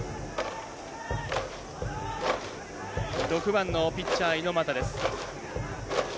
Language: Japanese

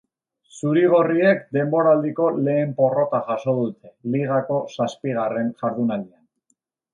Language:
Basque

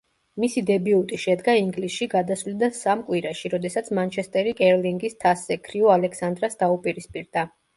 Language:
Georgian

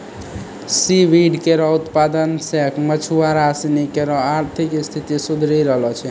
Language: Maithili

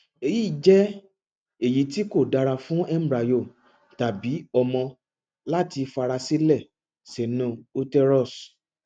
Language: Yoruba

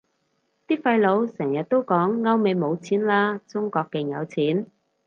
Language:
Cantonese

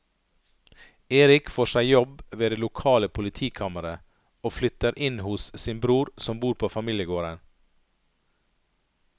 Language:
Norwegian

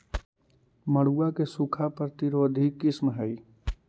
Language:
Magahi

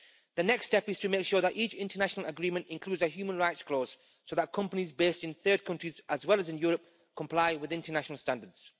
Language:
English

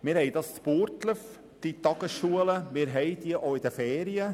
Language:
Swiss German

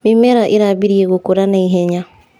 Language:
Kikuyu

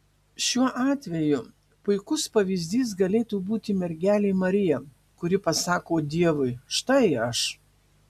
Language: Lithuanian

